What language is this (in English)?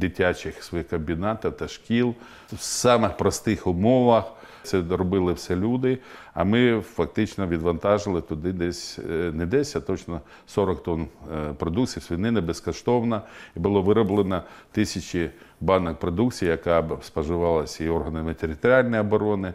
Ukrainian